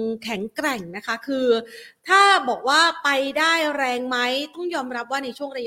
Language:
Thai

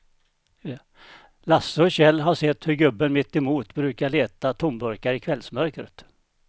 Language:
Swedish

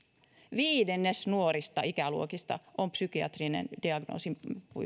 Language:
Finnish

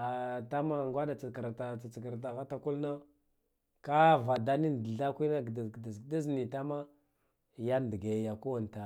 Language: Guduf-Gava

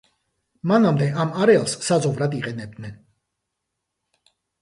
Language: Georgian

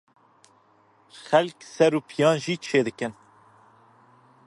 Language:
Kurdish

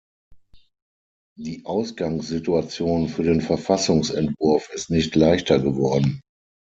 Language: German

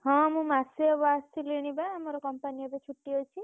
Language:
Odia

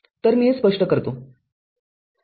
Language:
Marathi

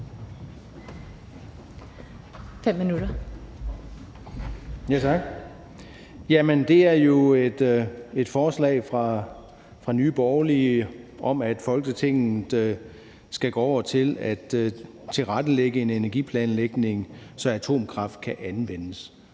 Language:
Danish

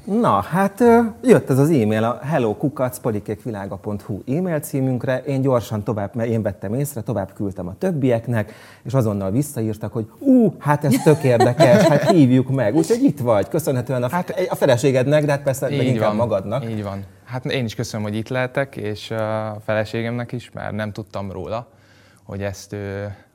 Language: Hungarian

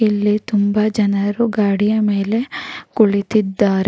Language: Kannada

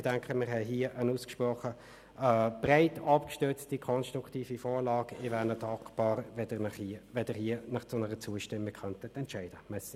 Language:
Swiss German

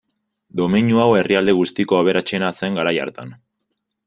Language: Basque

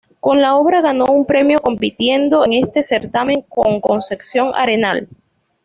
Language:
Spanish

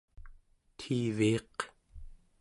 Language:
Central Yupik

